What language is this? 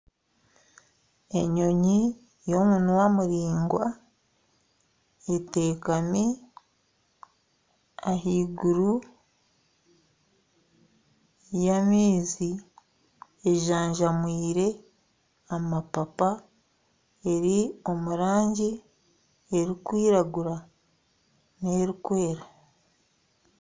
Nyankole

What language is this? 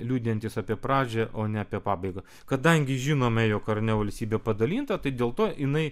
Lithuanian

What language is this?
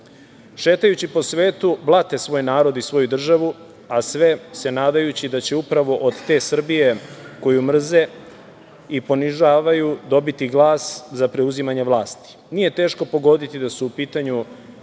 Serbian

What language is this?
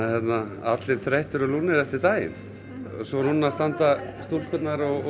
Icelandic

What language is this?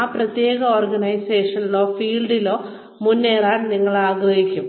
Malayalam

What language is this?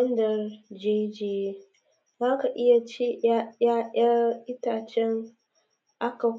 Hausa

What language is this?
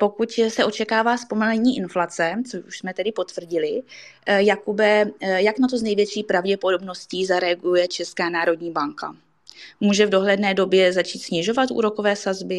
Czech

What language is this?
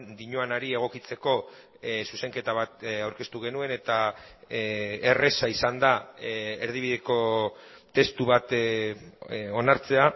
Basque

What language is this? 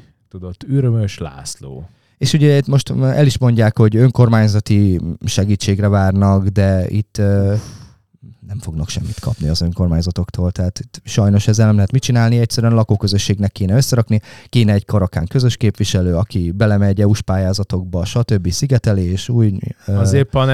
Hungarian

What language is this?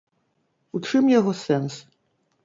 Belarusian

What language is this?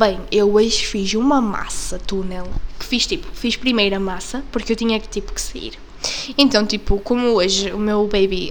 Portuguese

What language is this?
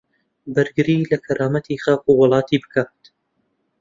Central Kurdish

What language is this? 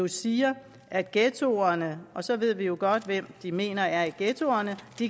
Danish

